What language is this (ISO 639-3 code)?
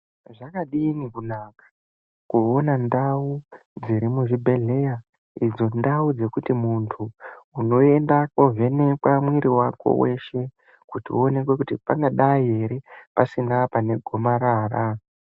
ndc